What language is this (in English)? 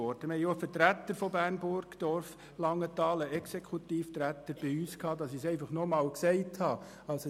Swiss German